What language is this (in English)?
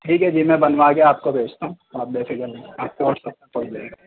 Urdu